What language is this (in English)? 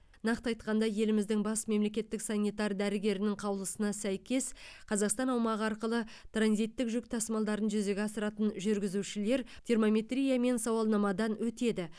Kazakh